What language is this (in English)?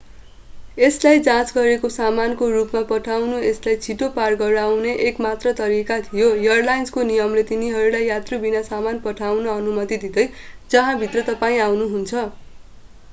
Nepali